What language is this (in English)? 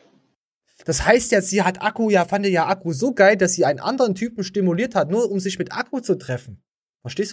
German